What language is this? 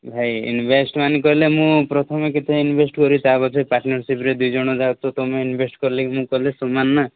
Odia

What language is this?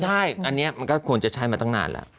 Thai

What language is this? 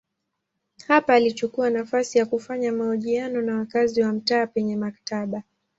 Swahili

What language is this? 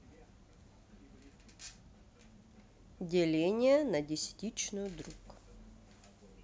Russian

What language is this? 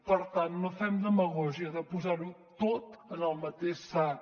Catalan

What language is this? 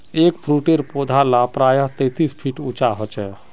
Magahi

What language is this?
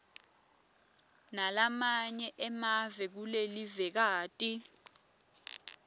Swati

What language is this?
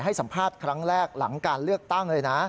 Thai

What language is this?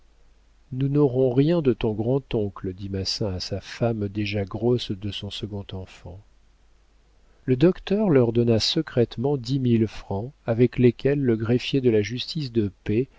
French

